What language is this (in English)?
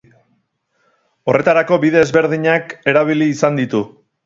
Basque